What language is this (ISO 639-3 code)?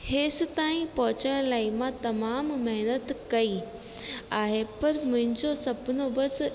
snd